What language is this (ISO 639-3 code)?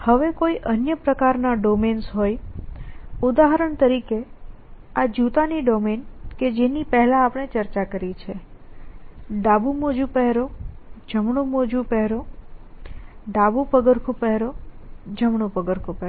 guj